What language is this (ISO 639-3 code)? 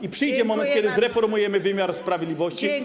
pol